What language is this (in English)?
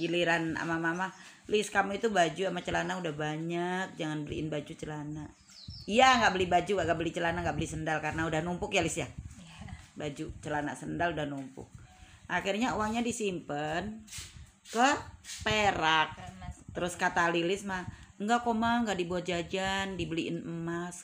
Indonesian